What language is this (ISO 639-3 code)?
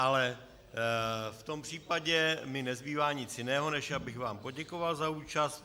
ces